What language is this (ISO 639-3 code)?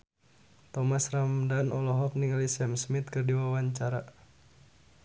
sun